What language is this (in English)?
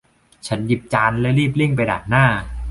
Thai